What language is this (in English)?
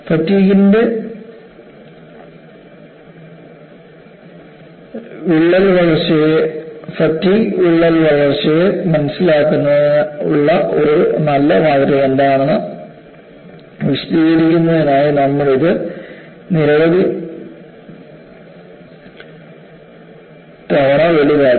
Malayalam